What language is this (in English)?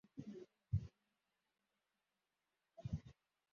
Kinyarwanda